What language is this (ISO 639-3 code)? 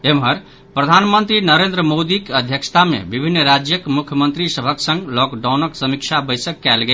mai